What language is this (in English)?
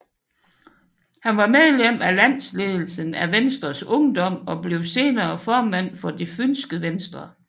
Danish